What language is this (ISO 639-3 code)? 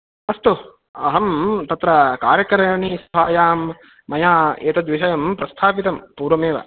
san